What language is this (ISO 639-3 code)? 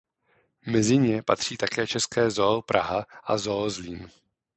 ces